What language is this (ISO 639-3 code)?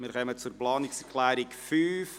gsw